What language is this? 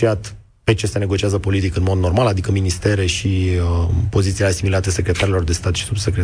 Romanian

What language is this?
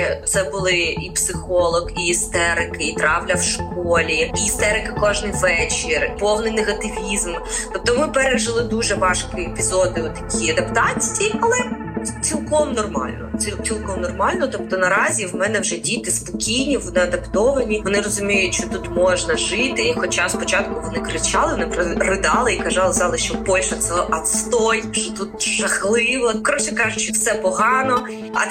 Ukrainian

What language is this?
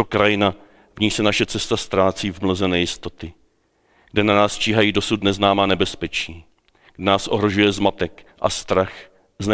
Czech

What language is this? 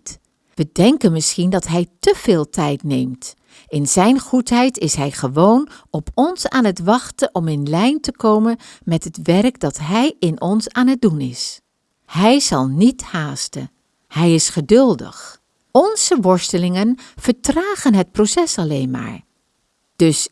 Dutch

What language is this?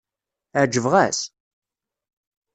Kabyle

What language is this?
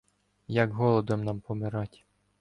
Ukrainian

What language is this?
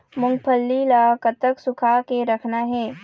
Chhattisgarhi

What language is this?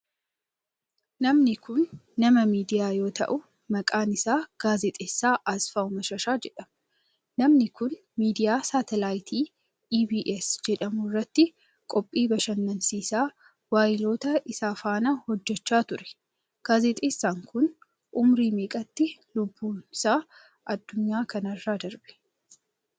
Oromo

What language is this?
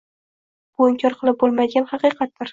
Uzbek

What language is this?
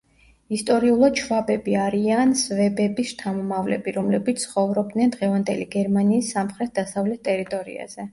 Georgian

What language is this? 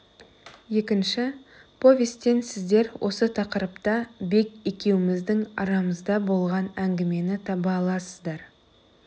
Kazakh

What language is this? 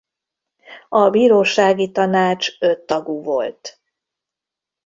Hungarian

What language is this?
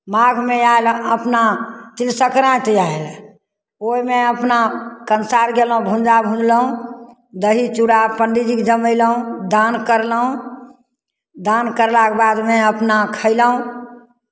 Maithili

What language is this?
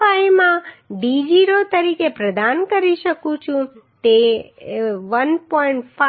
Gujarati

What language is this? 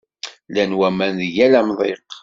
Kabyle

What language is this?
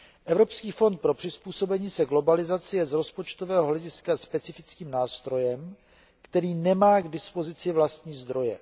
Czech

